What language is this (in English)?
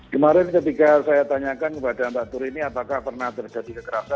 Indonesian